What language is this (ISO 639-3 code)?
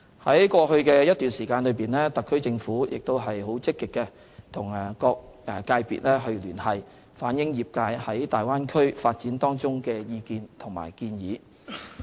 yue